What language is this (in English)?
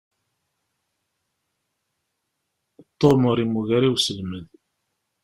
Kabyle